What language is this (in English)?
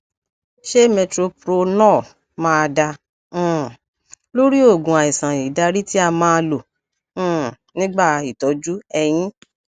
Yoruba